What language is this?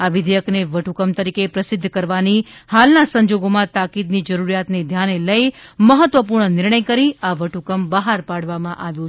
Gujarati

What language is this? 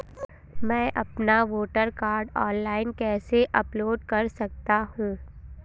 Hindi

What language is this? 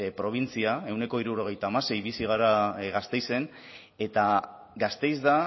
Basque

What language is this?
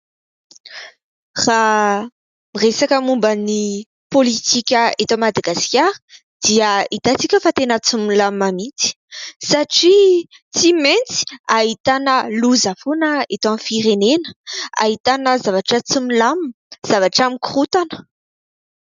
Malagasy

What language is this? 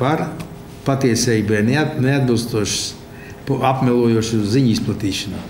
Latvian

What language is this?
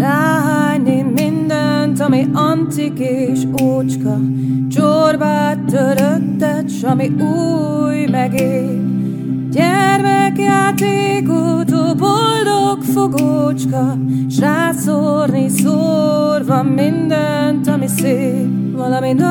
Hungarian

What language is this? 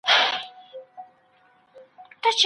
Pashto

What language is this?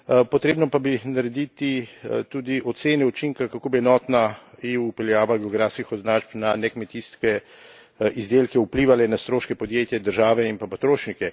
Slovenian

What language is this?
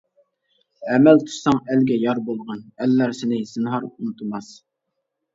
Uyghur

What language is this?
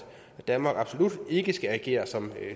Danish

